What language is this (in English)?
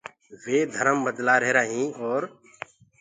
Gurgula